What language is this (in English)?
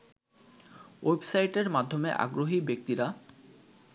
Bangla